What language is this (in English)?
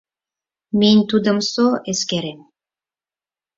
Mari